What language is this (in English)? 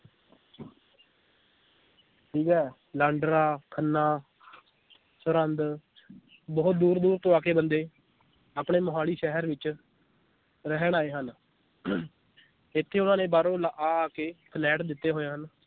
Punjabi